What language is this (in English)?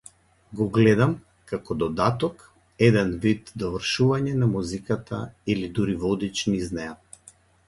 Macedonian